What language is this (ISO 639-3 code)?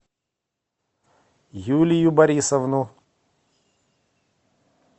rus